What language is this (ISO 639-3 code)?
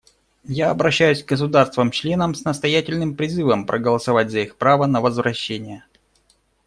rus